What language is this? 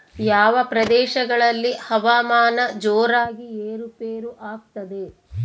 Kannada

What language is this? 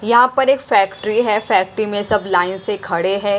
Hindi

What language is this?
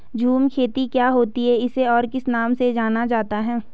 Hindi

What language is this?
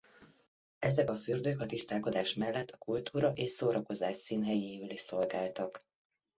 Hungarian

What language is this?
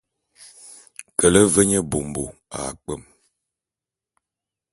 Bulu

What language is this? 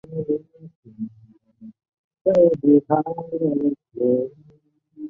Chinese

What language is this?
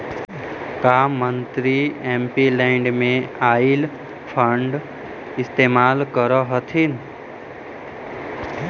Magahi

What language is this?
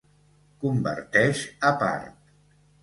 Catalan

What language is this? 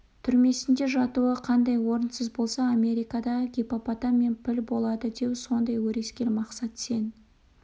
Kazakh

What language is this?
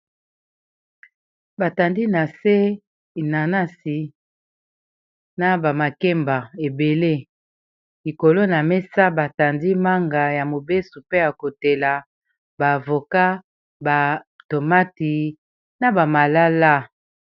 Lingala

